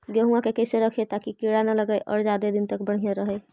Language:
Magahi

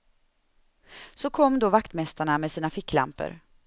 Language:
Swedish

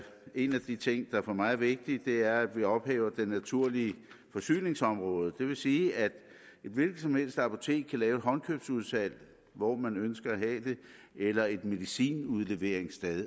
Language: Danish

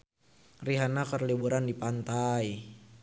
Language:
Sundanese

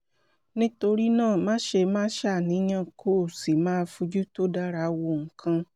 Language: Yoruba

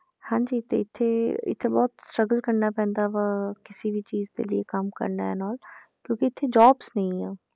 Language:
Punjabi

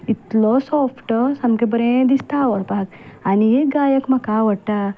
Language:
Konkani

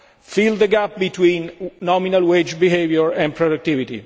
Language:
English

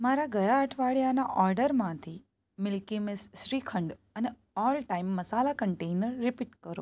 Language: Gujarati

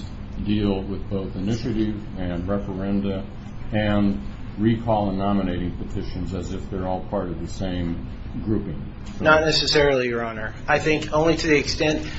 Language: English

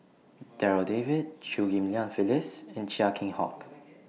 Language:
English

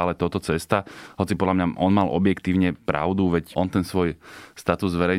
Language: Slovak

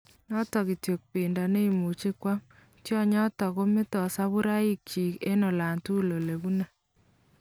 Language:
Kalenjin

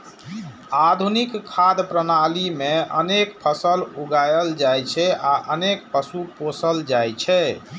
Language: Maithili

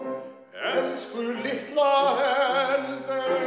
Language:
Icelandic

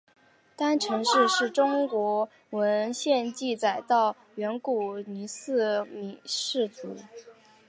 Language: Chinese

